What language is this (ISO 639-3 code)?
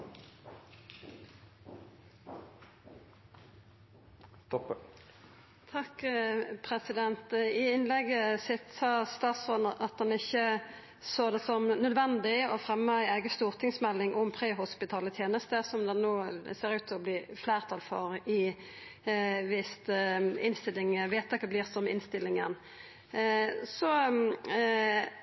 nor